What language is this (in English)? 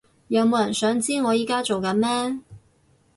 Cantonese